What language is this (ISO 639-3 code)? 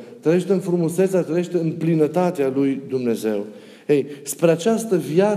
ron